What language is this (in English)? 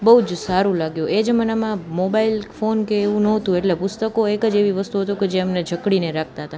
Gujarati